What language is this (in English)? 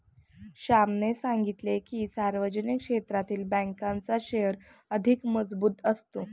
Marathi